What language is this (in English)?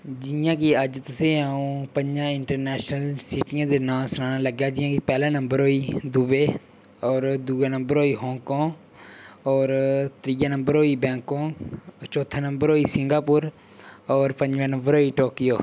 Dogri